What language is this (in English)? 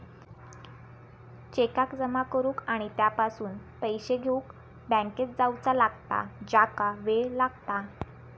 Marathi